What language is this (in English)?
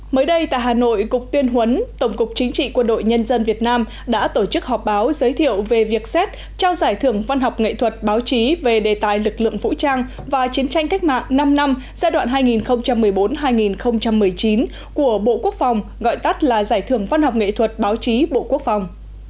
Vietnamese